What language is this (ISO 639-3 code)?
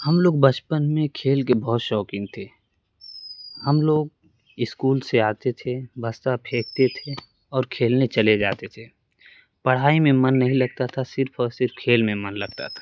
urd